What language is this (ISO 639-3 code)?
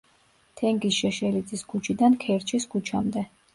kat